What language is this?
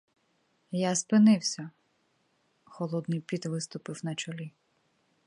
Ukrainian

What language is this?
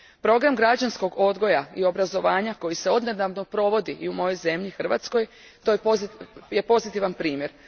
Croatian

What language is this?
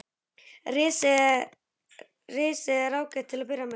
Icelandic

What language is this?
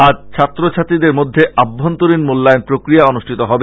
Bangla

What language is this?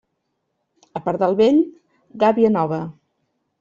Catalan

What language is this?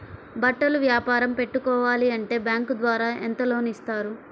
Telugu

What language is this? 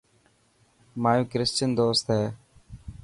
Dhatki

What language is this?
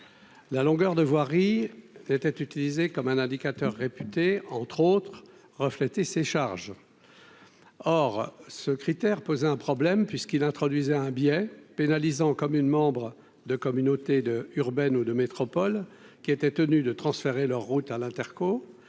French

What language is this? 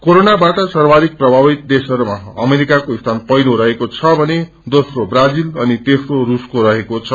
Nepali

